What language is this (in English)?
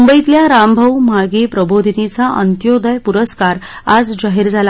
Marathi